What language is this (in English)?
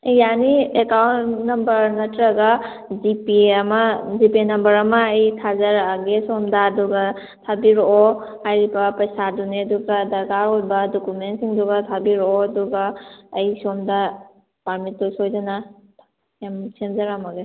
Manipuri